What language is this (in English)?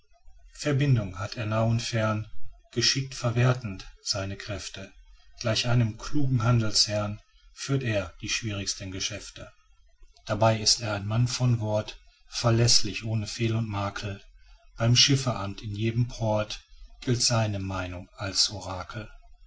German